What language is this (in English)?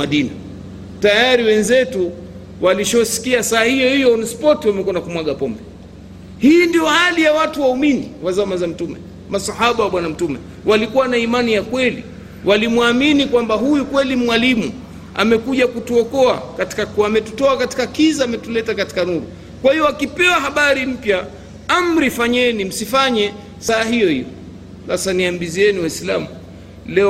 Swahili